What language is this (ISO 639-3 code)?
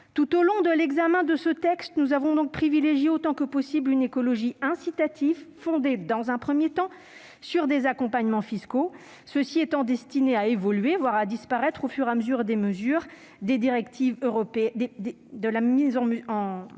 fra